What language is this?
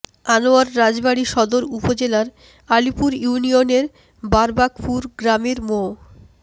Bangla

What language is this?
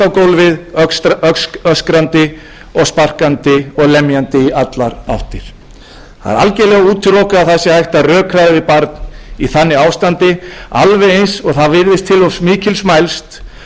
Icelandic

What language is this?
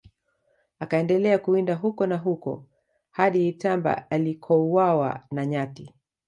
Swahili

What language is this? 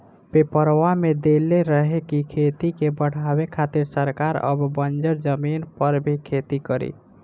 Bhojpuri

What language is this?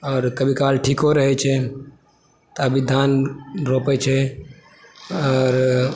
Maithili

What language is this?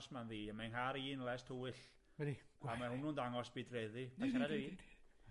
Welsh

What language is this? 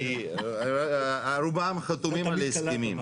Hebrew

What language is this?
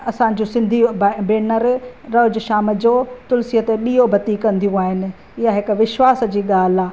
Sindhi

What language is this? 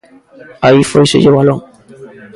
Galician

